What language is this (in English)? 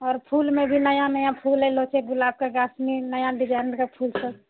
Maithili